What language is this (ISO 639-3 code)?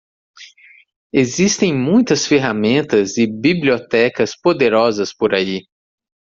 por